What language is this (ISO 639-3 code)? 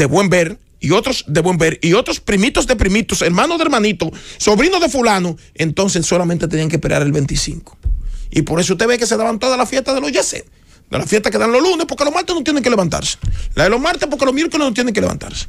spa